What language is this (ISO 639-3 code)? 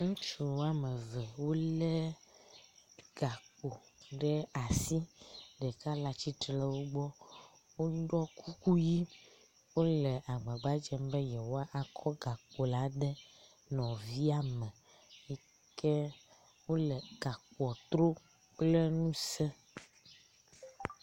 ewe